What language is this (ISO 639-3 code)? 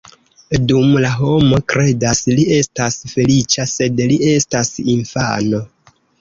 epo